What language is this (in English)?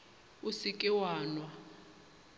Northern Sotho